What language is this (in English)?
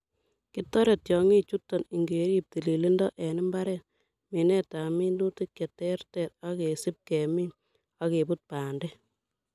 Kalenjin